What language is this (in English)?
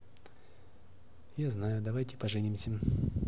Russian